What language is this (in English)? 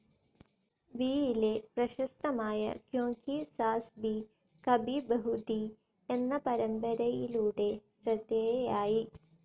Malayalam